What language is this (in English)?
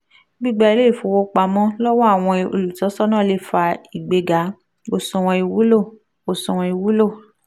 Yoruba